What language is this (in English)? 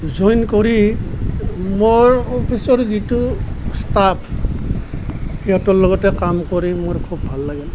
Assamese